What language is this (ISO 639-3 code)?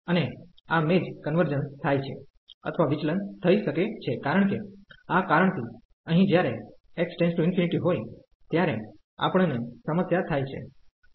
guj